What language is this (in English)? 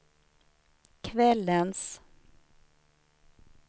Swedish